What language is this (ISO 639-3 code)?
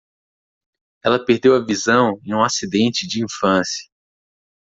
por